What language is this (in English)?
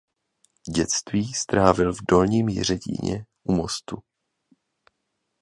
Czech